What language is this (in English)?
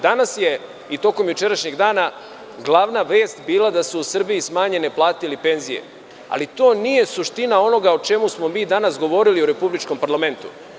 Serbian